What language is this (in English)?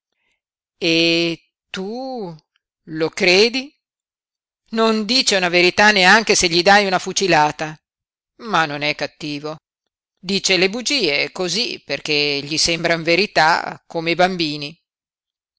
Italian